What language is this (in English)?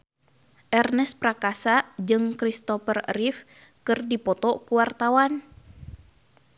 Sundanese